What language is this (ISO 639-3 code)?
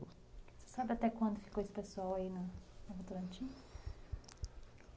por